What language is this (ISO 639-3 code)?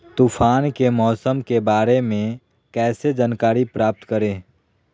mag